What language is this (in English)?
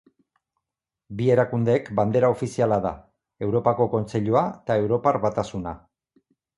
Basque